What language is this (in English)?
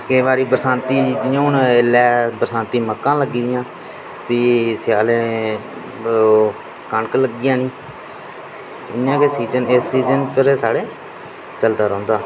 Dogri